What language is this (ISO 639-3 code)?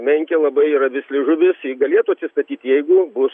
lit